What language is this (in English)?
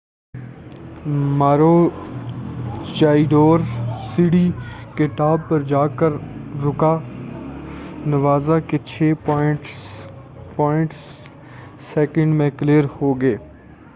Urdu